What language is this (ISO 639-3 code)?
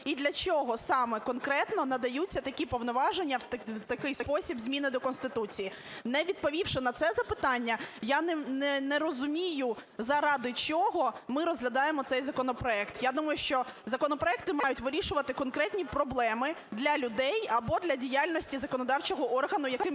ukr